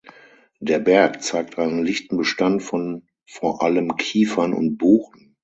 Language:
German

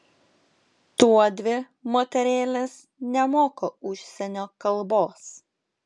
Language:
Lithuanian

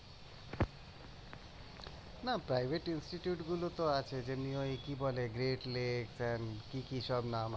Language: Bangla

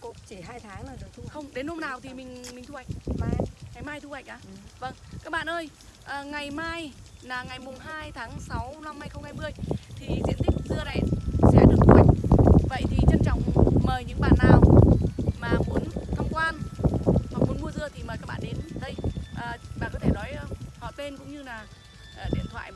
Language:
Vietnamese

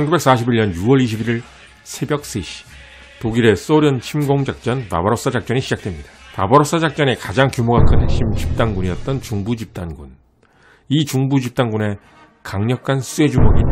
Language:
Korean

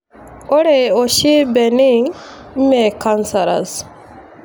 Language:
Masai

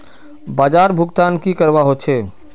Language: Magahi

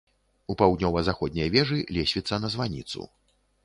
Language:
Belarusian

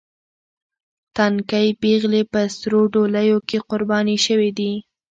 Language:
Pashto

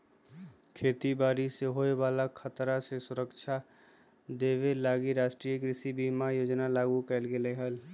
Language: Magahi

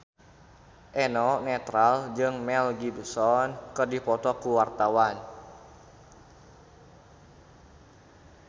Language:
Sundanese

